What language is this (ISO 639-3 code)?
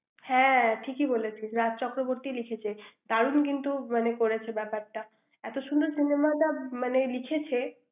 ben